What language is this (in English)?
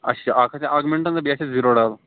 Kashmiri